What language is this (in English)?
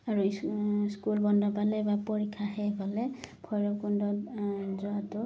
Assamese